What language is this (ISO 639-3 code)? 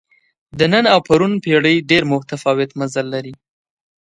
pus